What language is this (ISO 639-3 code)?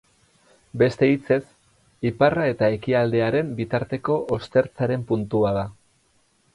eus